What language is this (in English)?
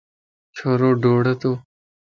Lasi